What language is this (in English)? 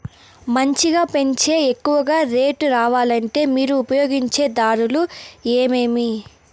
Telugu